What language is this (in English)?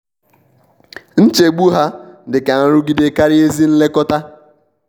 Igbo